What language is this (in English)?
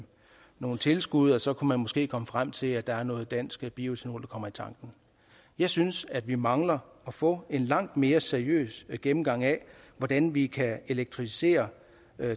Danish